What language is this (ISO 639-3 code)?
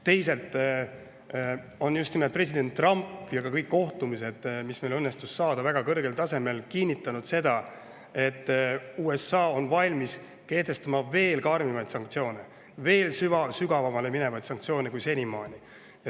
est